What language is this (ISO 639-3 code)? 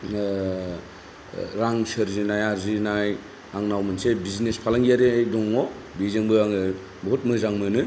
brx